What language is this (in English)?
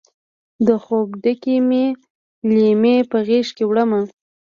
Pashto